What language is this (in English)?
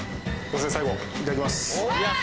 Japanese